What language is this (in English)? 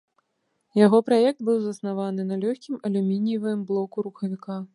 Belarusian